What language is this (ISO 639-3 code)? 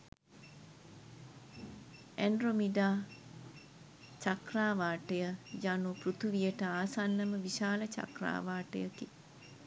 sin